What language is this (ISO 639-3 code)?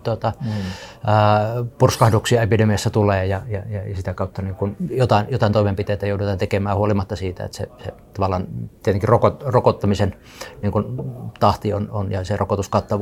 fin